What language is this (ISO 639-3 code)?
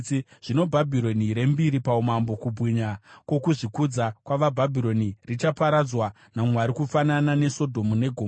sna